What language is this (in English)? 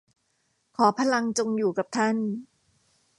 Thai